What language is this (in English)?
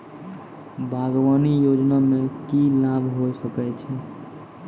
Maithili